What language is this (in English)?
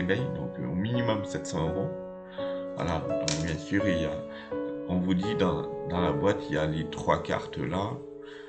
French